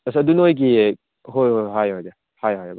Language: Manipuri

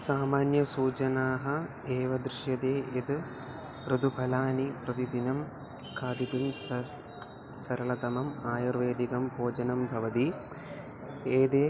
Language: Sanskrit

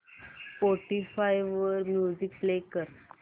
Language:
Marathi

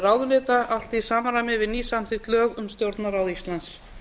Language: Icelandic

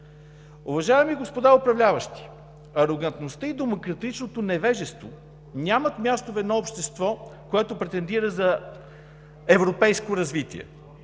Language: Bulgarian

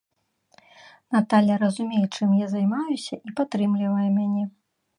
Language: Belarusian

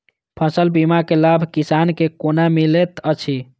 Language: Maithili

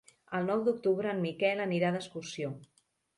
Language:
Catalan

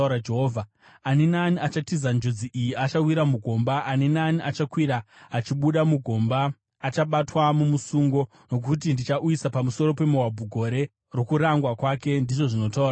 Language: Shona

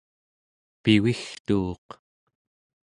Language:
Central Yupik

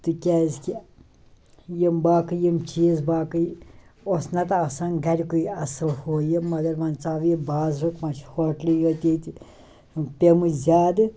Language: Kashmiri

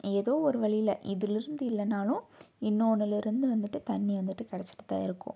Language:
Tamil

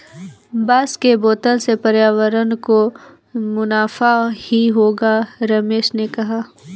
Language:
Hindi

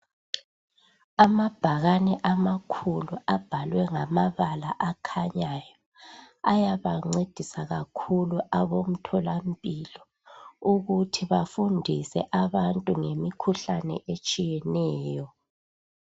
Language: North Ndebele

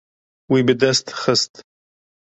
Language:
Kurdish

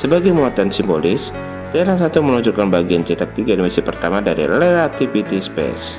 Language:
Indonesian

